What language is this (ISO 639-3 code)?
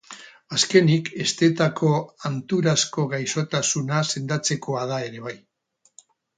eus